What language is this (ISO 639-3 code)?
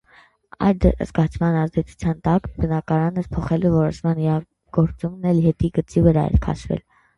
hye